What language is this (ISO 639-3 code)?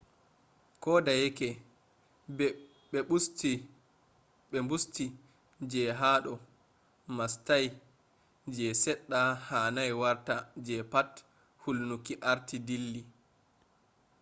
ful